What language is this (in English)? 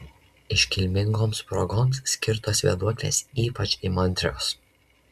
Lithuanian